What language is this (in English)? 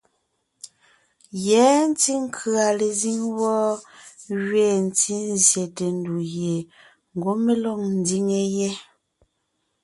Ngiemboon